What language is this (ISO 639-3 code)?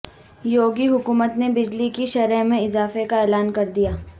urd